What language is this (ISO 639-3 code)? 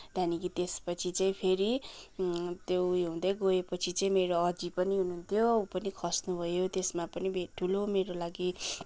nep